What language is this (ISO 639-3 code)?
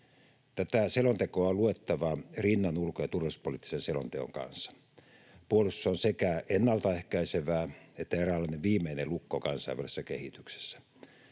fin